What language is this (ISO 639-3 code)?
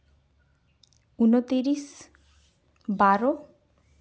sat